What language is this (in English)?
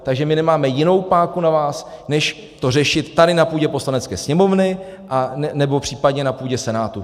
Czech